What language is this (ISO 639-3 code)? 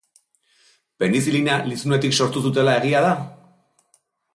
eus